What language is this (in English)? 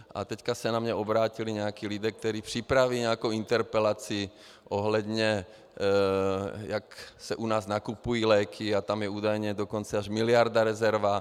Czech